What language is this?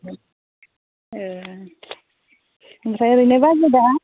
Bodo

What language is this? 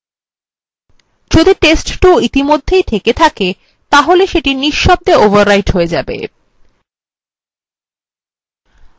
Bangla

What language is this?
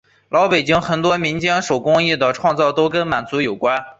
Chinese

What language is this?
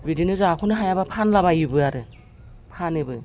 Bodo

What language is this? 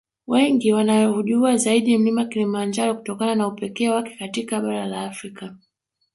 Swahili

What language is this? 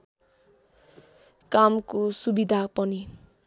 Nepali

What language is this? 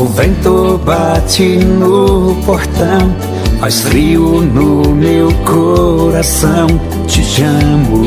Portuguese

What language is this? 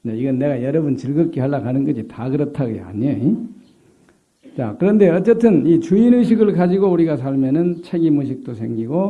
Korean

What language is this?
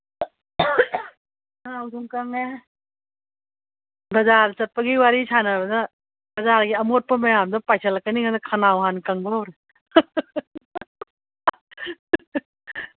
Manipuri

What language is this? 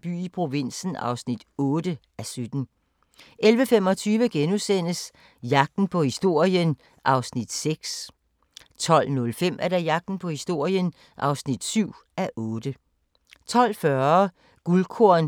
Danish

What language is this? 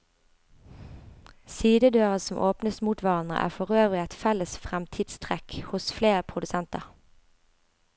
Norwegian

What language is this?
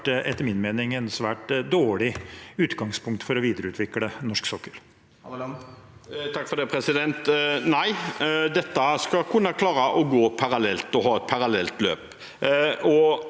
Norwegian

